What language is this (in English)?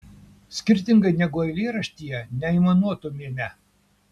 Lithuanian